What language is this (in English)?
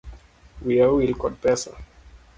Luo (Kenya and Tanzania)